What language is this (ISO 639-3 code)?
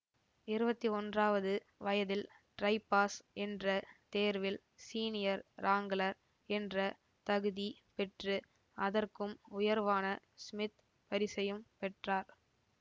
tam